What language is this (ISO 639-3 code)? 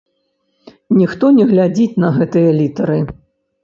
bel